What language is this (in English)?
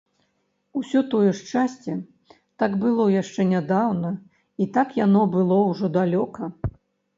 Belarusian